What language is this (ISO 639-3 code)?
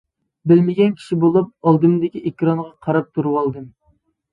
uig